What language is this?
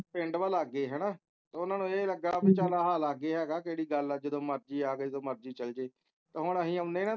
Punjabi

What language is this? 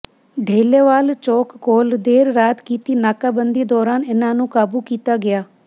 Punjabi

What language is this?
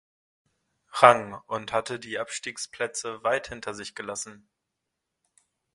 German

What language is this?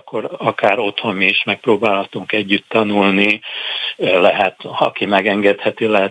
Hungarian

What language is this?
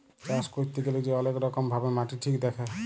Bangla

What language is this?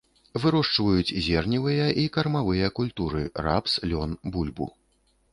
Belarusian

